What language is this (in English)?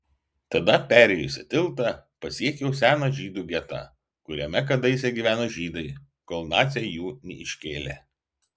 Lithuanian